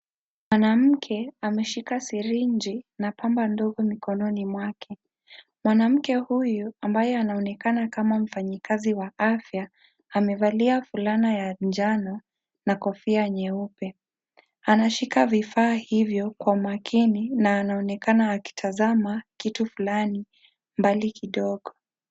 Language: Swahili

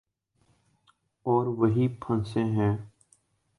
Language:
Urdu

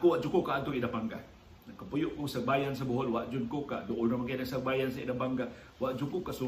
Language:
Filipino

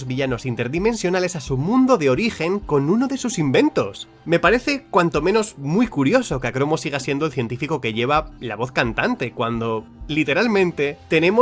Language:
Spanish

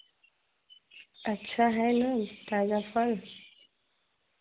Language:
Hindi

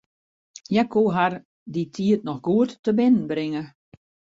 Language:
Western Frisian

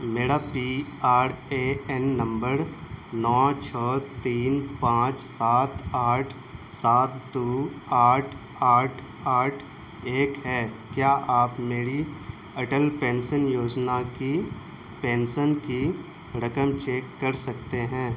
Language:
Urdu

